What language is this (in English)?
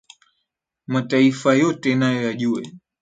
Swahili